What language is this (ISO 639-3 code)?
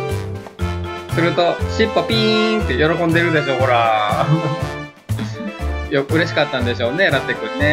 jpn